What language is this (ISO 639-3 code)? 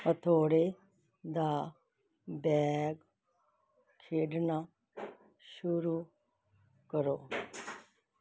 pan